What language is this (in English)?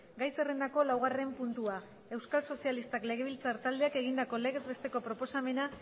Basque